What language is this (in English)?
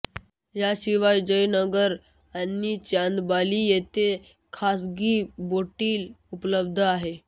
Marathi